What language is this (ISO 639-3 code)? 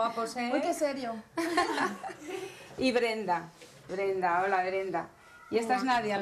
spa